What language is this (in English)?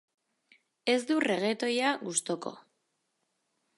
Basque